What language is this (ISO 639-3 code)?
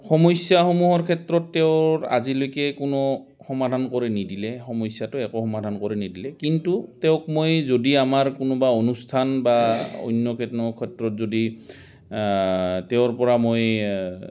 asm